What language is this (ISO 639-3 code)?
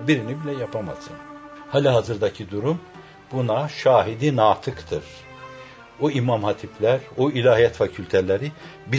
tur